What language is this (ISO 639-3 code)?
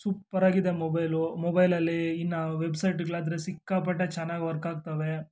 kan